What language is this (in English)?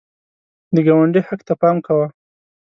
Pashto